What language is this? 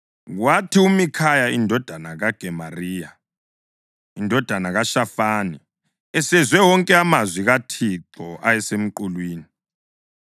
North Ndebele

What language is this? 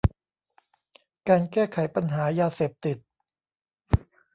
Thai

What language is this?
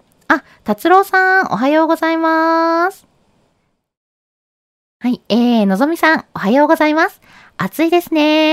Japanese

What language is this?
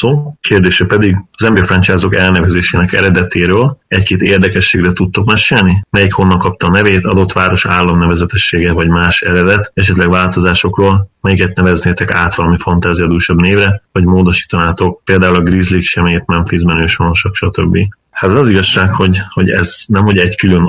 Hungarian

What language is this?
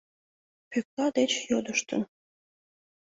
Mari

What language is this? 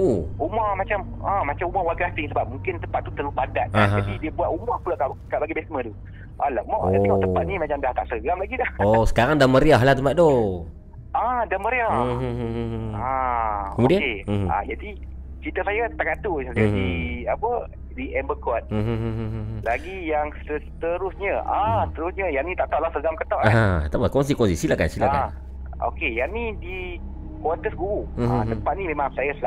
Malay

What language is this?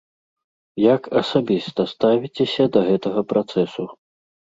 Belarusian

